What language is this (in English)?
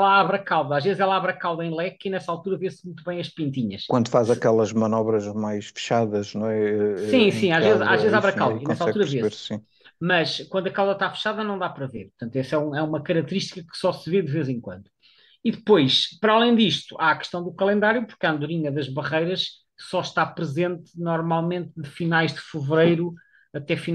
Portuguese